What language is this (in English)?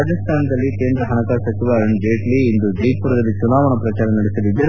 Kannada